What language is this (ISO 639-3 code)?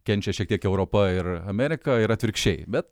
lit